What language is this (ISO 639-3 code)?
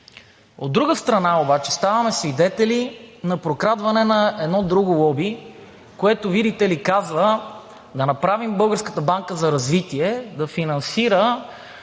bul